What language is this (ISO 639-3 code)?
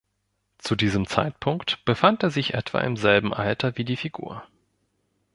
deu